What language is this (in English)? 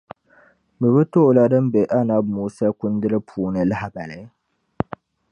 Dagbani